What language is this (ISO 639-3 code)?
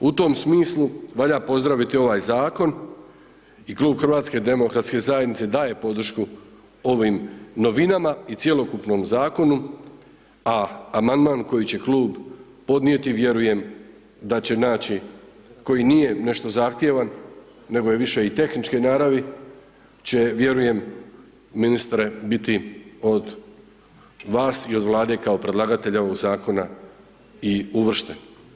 hrv